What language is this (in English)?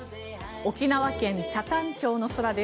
Japanese